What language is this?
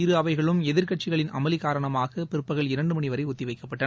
Tamil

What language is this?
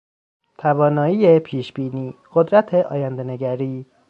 Persian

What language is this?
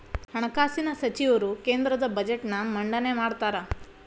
Kannada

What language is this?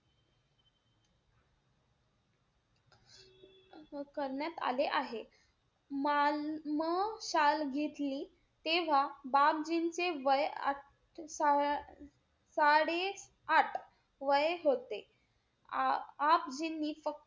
Marathi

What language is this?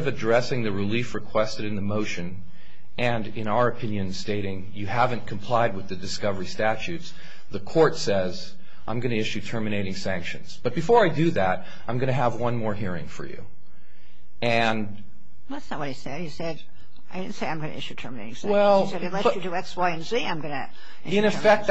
English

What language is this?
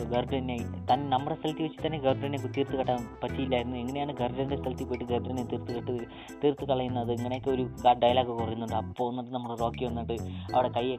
Malayalam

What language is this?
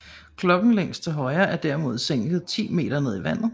Danish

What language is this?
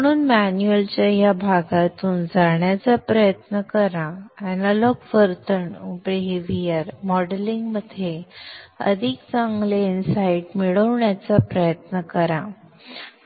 Marathi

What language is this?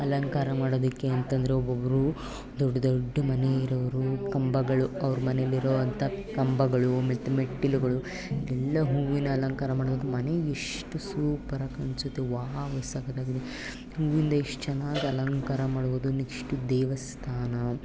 Kannada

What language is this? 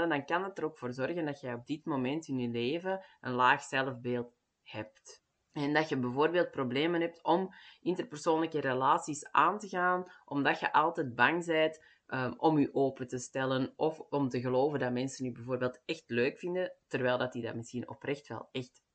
Dutch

